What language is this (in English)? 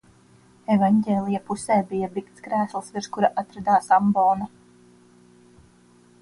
Latvian